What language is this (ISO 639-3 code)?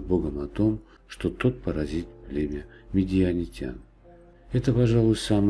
rus